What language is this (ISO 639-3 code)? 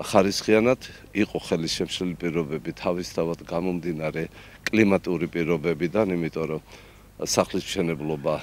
ron